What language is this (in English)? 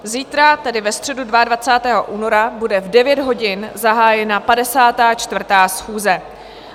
Czech